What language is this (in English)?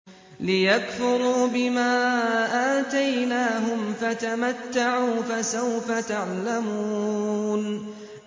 Arabic